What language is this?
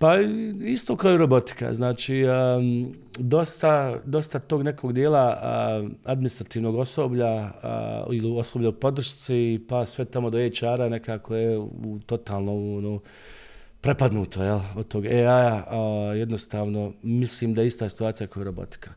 Croatian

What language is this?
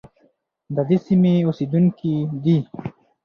Pashto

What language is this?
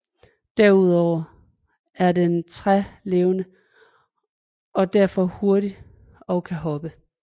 Danish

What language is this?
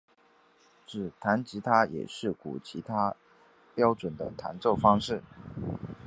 Chinese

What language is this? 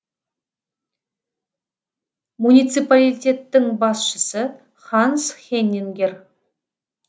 Kazakh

